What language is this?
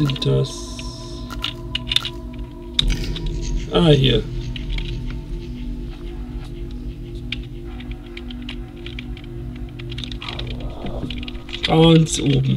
German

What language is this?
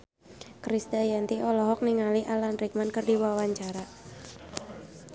Sundanese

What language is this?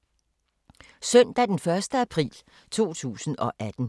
Danish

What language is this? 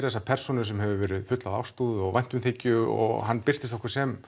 Icelandic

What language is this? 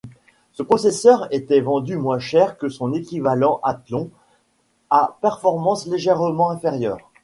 French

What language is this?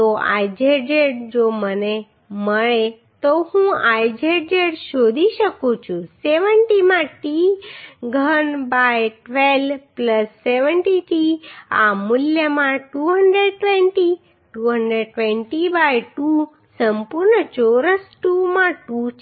Gujarati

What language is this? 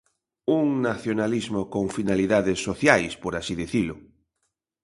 Galician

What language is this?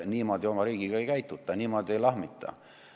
Estonian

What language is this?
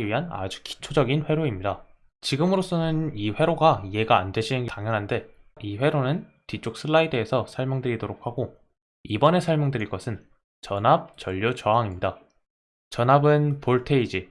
Korean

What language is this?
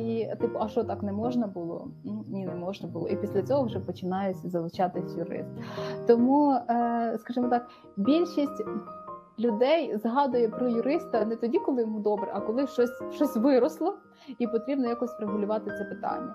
Ukrainian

